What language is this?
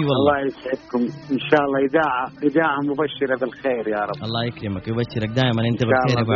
Arabic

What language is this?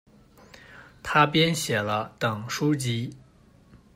Chinese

